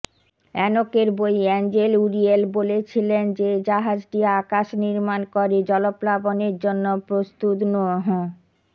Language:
Bangla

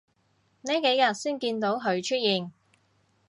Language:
Cantonese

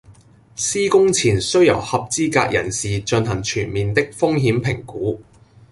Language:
Cantonese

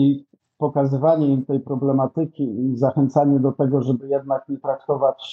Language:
Polish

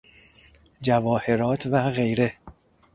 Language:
Persian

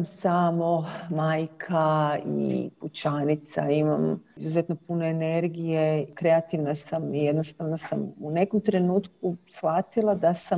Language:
Croatian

